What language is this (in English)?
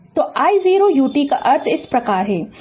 Hindi